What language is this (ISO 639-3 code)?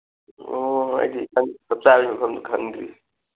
mni